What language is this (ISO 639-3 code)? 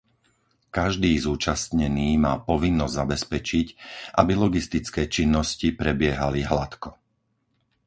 slk